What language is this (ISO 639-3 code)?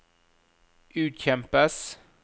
nor